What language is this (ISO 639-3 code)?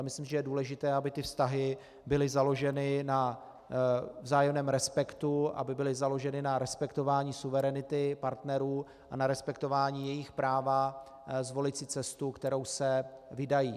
ces